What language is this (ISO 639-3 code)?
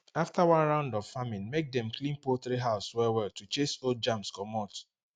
pcm